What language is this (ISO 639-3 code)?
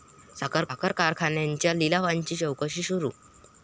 mar